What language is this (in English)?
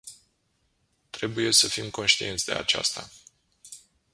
Romanian